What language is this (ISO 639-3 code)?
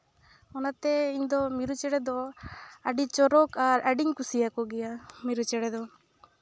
sat